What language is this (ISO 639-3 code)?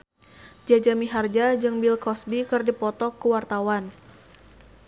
sun